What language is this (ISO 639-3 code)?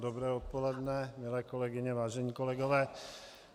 ces